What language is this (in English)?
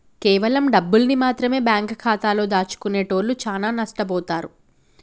Telugu